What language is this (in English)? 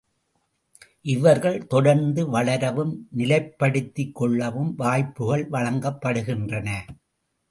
Tamil